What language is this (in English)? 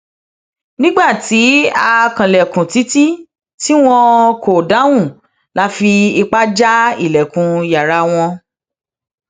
Yoruba